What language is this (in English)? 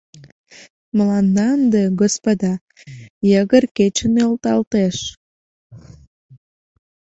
Mari